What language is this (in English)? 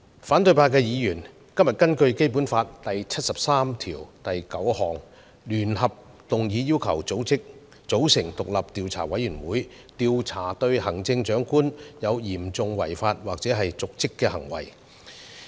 Cantonese